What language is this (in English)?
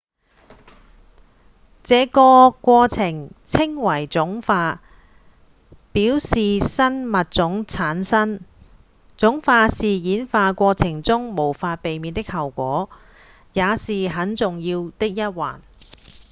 Cantonese